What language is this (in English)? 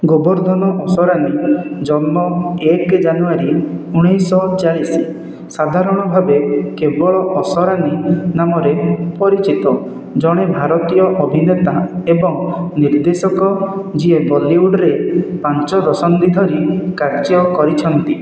Odia